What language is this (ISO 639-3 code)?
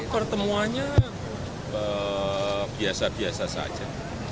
ind